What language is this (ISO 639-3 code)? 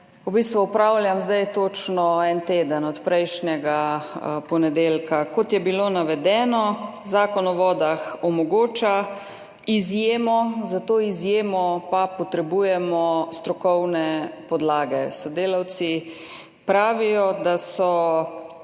slv